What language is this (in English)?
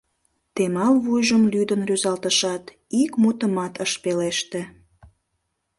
Mari